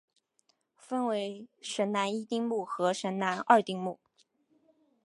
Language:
Chinese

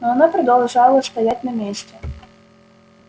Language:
Russian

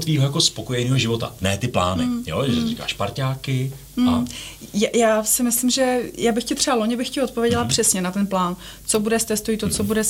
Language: Czech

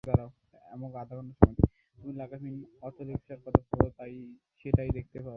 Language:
Bangla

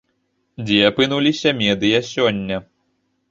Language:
Belarusian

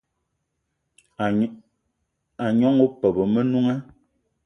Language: Eton (Cameroon)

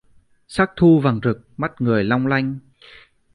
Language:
Vietnamese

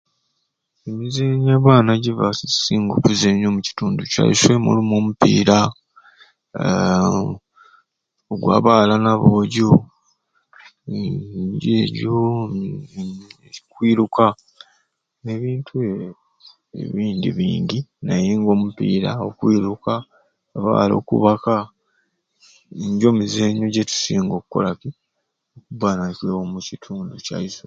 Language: Ruuli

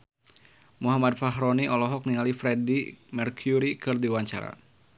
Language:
Sundanese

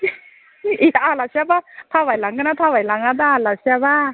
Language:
Bodo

